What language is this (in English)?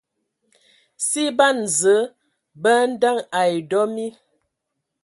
Ewondo